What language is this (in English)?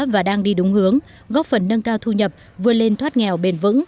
Vietnamese